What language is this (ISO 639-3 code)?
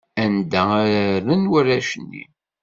kab